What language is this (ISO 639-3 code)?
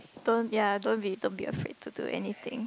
eng